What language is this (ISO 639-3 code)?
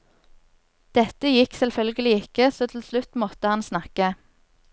nor